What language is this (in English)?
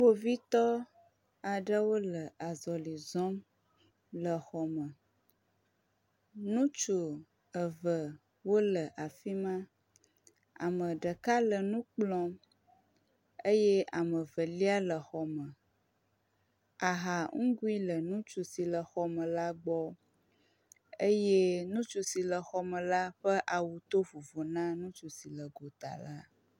Ewe